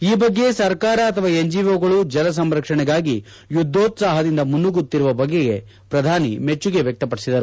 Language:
Kannada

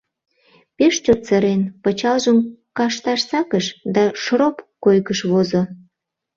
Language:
Mari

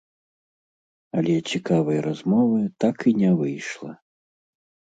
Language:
Belarusian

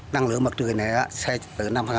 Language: Vietnamese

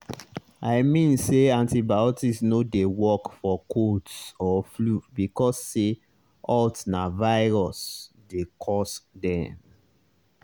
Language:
Nigerian Pidgin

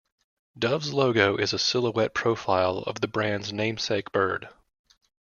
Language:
English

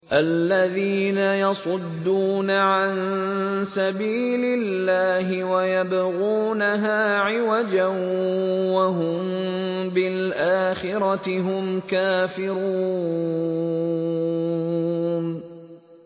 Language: Arabic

